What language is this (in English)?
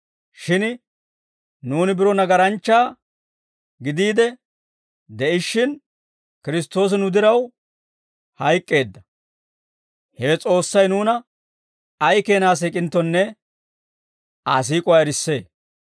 Dawro